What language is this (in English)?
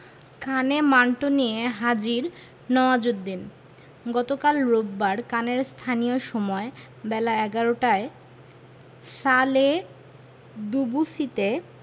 Bangla